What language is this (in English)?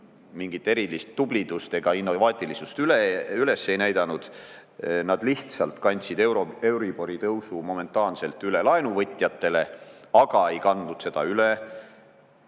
Estonian